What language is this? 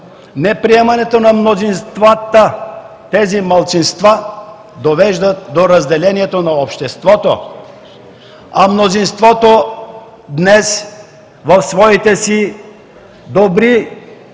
Bulgarian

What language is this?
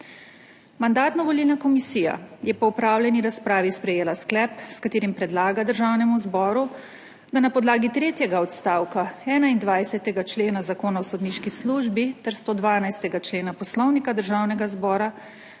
Slovenian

